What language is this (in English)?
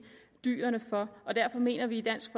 Danish